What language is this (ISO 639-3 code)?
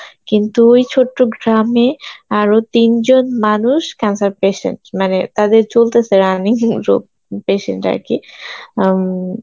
ben